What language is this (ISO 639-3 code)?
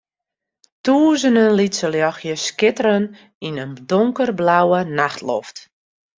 fry